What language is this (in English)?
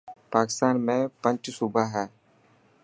Dhatki